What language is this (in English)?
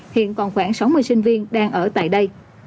Vietnamese